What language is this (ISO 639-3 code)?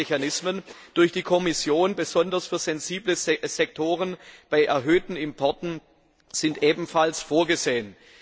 deu